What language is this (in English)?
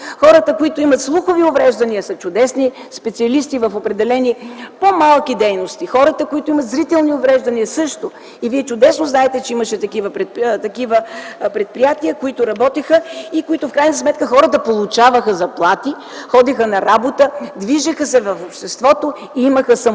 Bulgarian